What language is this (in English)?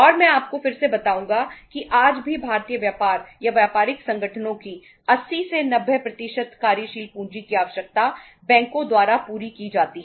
Hindi